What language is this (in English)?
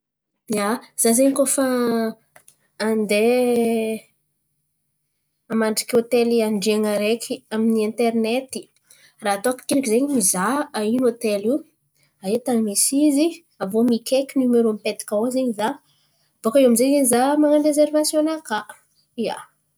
Antankarana Malagasy